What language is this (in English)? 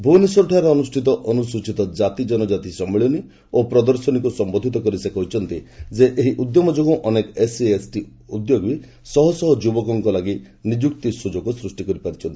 Odia